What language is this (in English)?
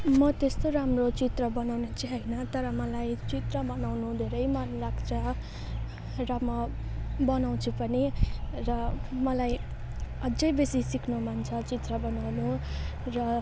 Nepali